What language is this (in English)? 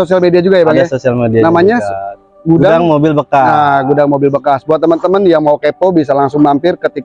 Indonesian